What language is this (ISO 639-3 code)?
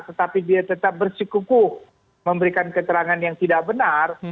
ind